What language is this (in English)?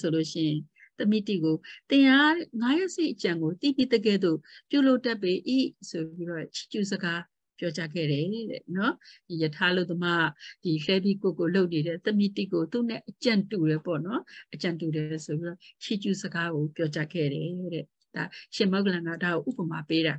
Vietnamese